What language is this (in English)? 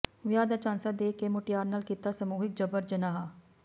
Punjabi